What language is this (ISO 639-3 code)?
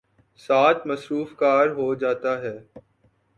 urd